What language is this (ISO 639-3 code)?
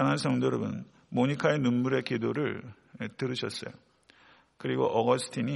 kor